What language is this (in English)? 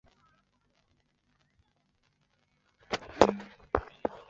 Chinese